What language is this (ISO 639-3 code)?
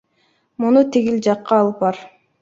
kir